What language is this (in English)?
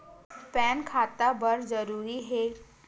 Chhattisgarhi